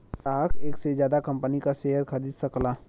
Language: Bhojpuri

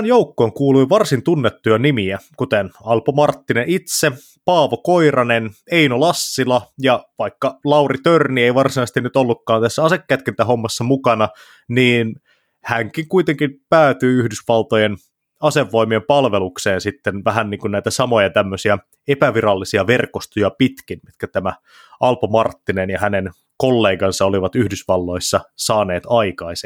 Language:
Finnish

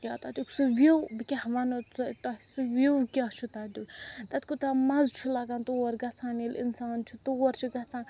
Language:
Kashmiri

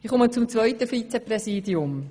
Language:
Swiss German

